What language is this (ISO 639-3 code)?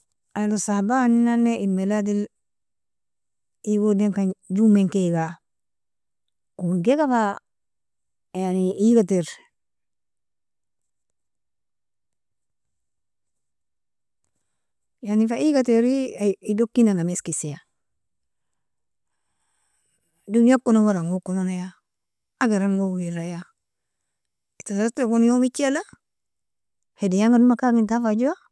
fia